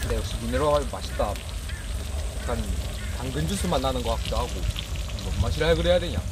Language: Korean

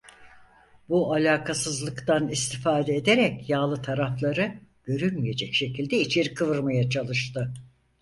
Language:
Turkish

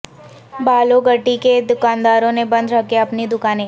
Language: Urdu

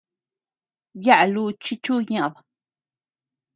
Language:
Tepeuxila Cuicatec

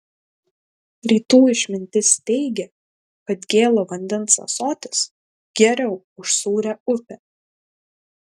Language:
Lithuanian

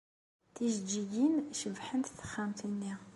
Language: Kabyle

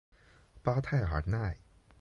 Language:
Chinese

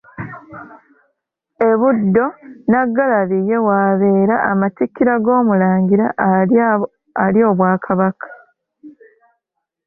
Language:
Ganda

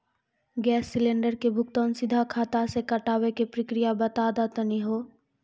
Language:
Maithili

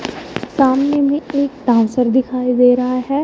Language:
Hindi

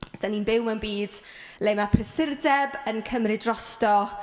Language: Welsh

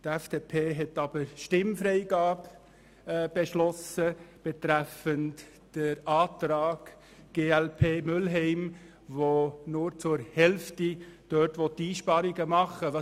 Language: Swiss German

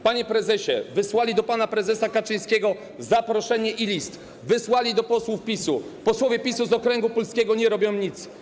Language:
Polish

